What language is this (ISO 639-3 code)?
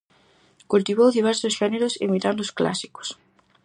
glg